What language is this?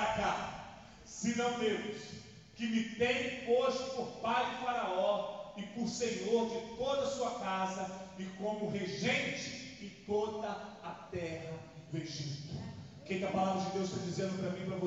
Portuguese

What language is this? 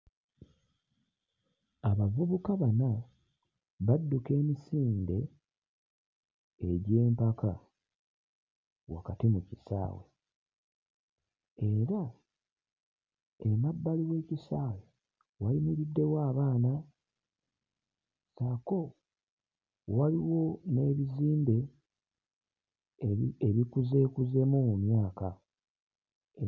Ganda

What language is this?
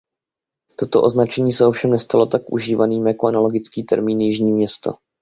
Czech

